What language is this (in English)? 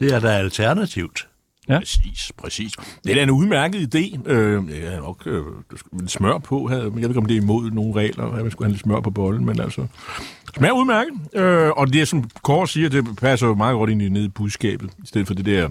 Danish